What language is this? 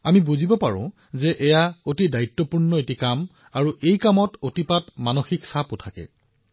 Assamese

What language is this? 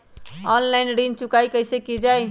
Magahi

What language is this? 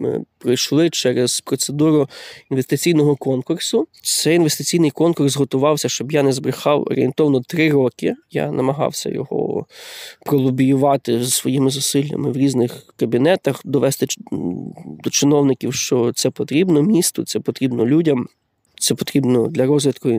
Ukrainian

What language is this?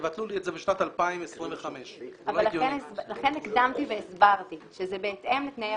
Hebrew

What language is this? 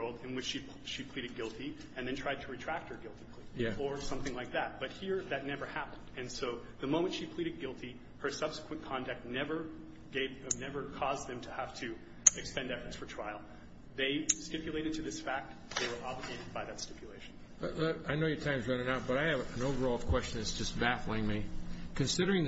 English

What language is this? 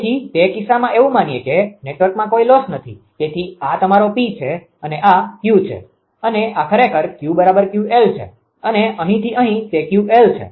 Gujarati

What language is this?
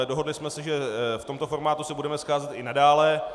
Czech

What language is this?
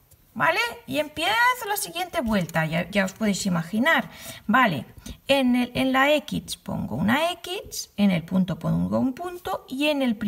Spanish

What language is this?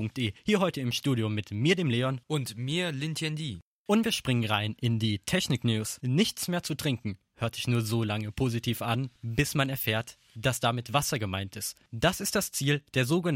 German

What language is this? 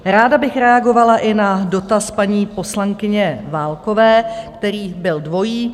Czech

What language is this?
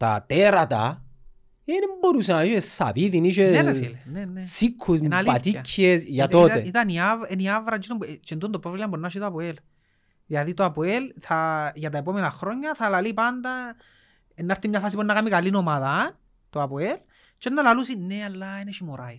Greek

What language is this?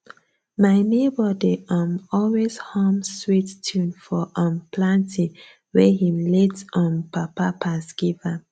Nigerian Pidgin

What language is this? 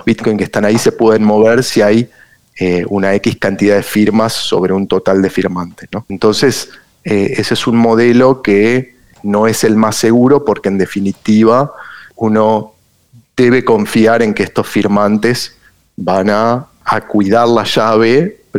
Spanish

